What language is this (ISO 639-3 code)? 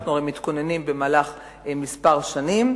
heb